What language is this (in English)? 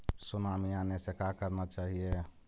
Magahi